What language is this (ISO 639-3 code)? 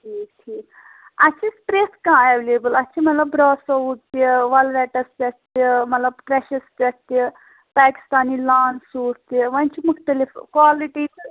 kas